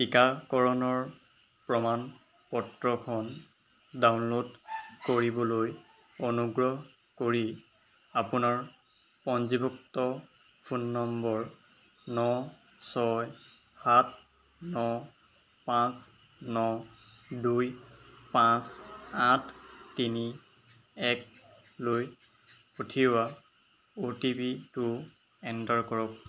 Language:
Assamese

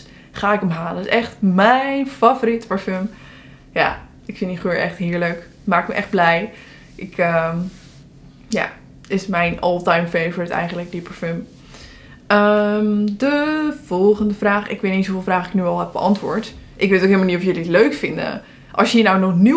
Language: Dutch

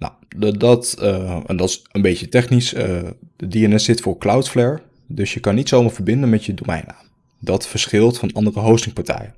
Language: Dutch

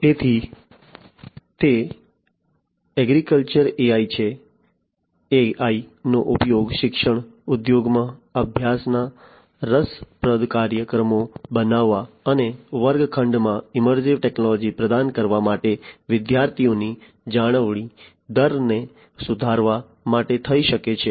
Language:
Gujarati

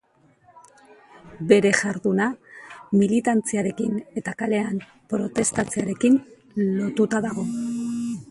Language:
Basque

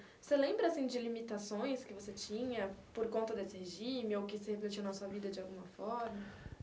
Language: Portuguese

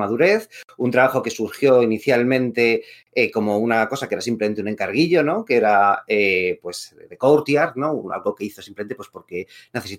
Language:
Spanish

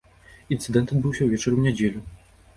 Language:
Belarusian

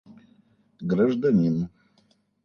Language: Russian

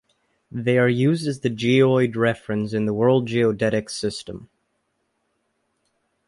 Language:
English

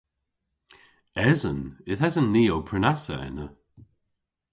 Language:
Cornish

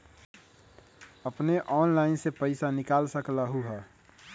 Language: Magahi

